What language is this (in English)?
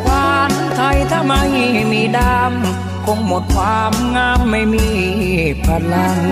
Thai